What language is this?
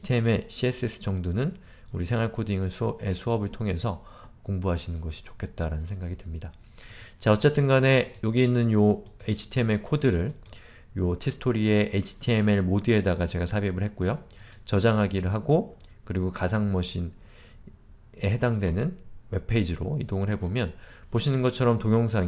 Korean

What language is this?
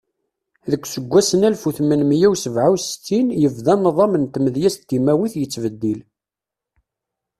Kabyle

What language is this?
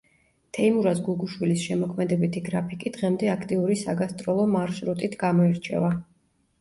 Georgian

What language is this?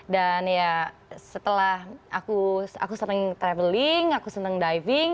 Indonesian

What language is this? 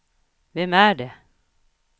Swedish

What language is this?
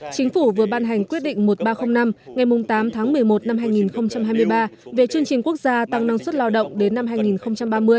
Vietnamese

